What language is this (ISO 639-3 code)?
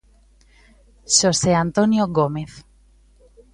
glg